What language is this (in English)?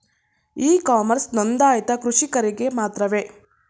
Kannada